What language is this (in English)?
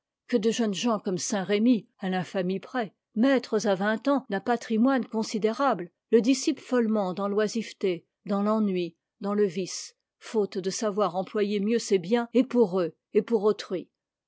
French